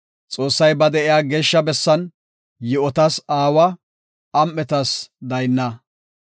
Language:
Gofa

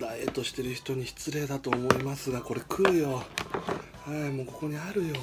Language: Japanese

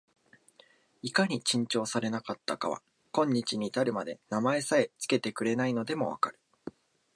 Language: Japanese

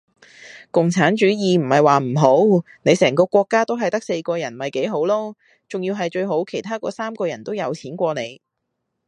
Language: Cantonese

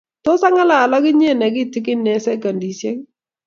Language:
Kalenjin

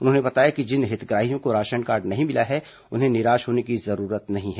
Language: Hindi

